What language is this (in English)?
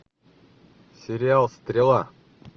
Russian